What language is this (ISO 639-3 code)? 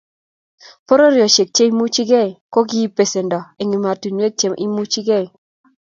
kln